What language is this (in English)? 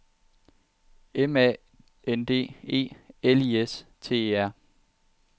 Danish